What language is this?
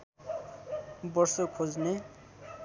Nepali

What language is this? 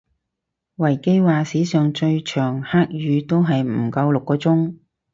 Cantonese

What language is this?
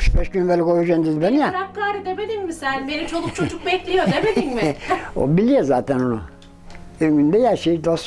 Turkish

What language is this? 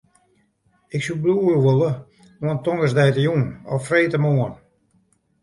Western Frisian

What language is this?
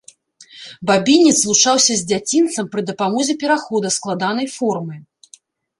Belarusian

